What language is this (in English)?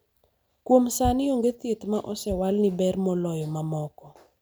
Luo (Kenya and Tanzania)